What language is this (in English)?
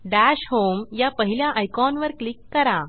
Marathi